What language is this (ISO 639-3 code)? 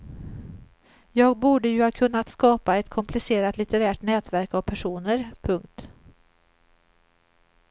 swe